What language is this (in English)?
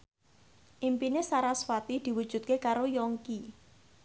Javanese